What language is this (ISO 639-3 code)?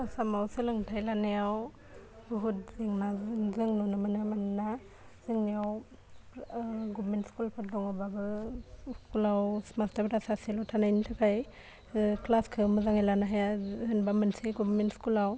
brx